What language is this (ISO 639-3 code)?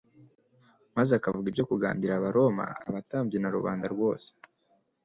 kin